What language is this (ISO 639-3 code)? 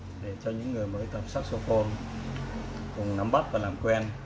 vie